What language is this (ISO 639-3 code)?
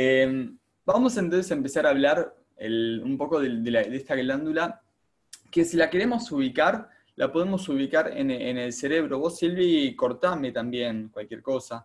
spa